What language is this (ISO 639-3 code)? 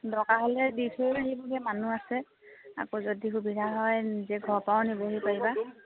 asm